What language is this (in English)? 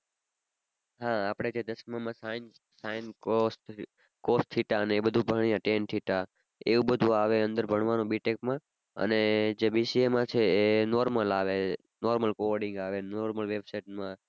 Gujarati